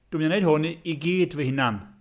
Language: Welsh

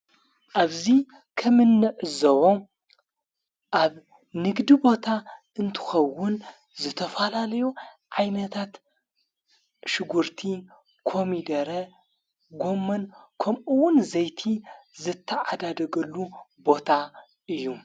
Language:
Tigrinya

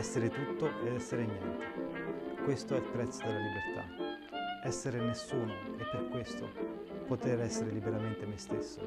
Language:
Italian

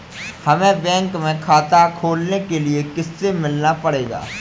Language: Hindi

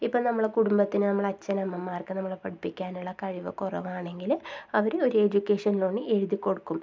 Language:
Malayalam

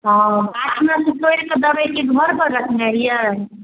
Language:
Maithili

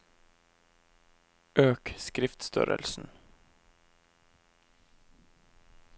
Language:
Norwegian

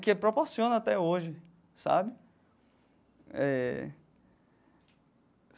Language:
Portuguese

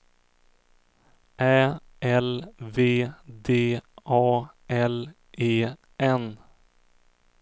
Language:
Swedish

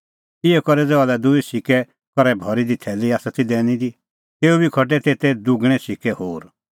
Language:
Kullu Pahari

